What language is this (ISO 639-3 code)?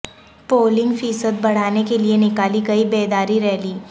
urd